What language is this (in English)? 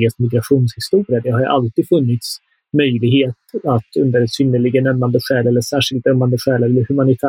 Swedish